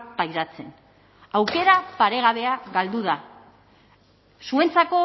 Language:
Basque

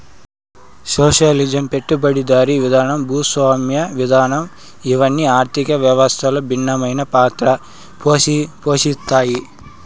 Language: Telugu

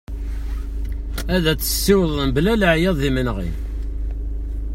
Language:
Kabyle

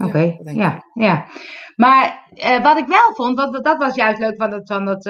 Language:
Dutch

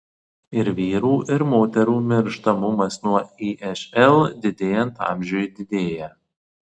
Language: Lithuanian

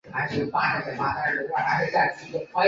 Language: Chinese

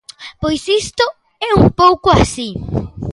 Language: Galician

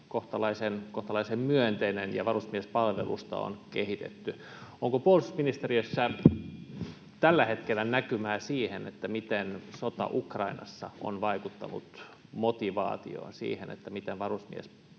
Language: Finnish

